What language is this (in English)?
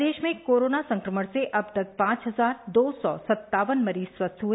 Hindi